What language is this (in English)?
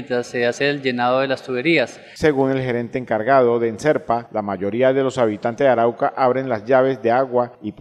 Spanish